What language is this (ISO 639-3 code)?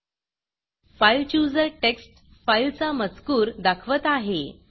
mar